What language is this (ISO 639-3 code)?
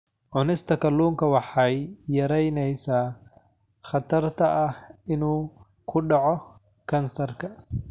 som